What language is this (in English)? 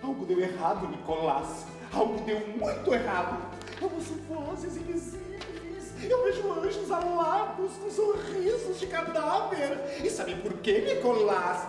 Portuguese